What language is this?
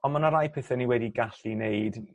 Welsh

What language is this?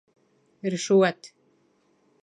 Bashkir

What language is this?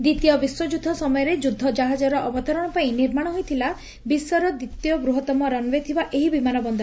Odia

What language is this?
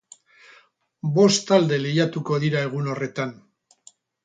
Basque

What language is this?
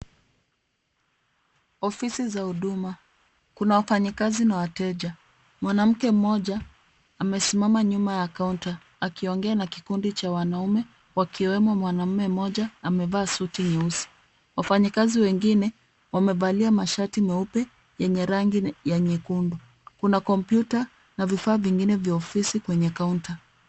Swahili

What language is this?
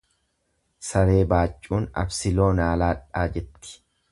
Oromo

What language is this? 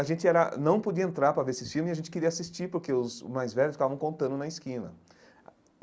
Portuguese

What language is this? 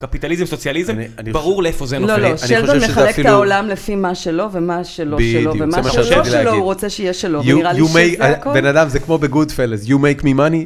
Hebrew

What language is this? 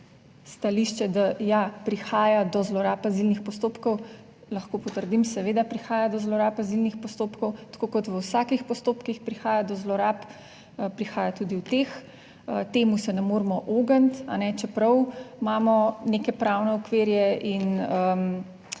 Slovenian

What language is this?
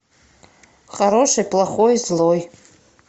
Russian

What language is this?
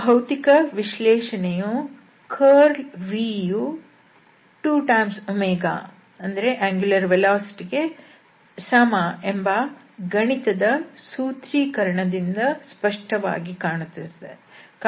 Kannada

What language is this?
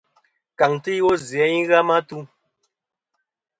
Kom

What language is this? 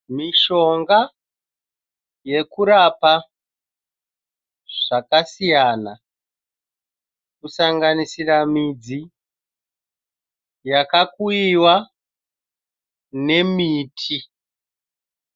Shona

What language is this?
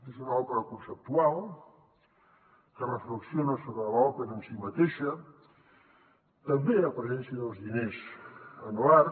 Catalan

